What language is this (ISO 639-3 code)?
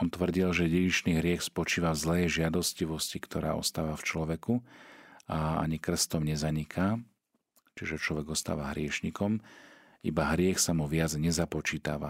slk